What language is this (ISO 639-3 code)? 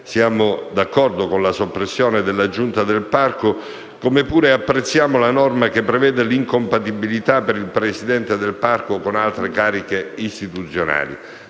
ita